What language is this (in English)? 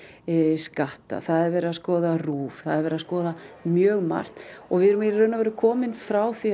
Icelandic